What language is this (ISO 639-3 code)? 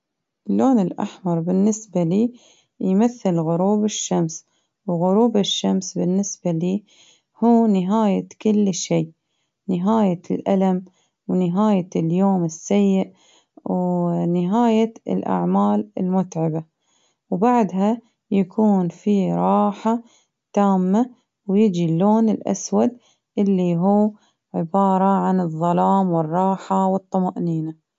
abv